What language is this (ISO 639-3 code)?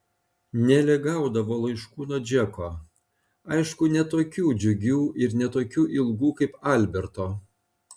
lit